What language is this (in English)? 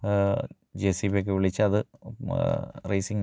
Malayalam